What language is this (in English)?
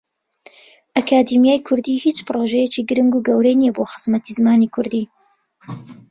Central Kurdish